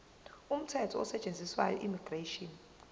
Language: Zulu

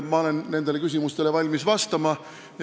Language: Estonian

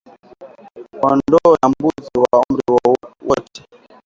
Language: Swahili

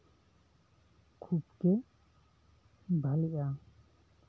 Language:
Santali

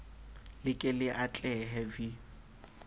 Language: Southern Sotho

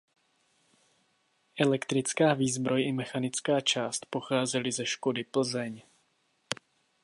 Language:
Czech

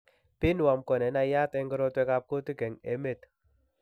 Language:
Kalenjin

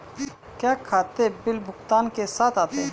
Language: Hindi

